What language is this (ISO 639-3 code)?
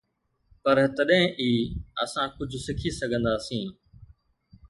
snd